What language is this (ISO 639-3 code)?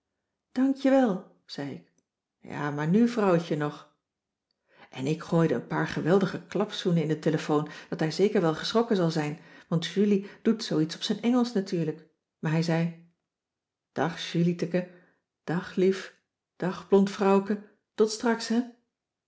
nld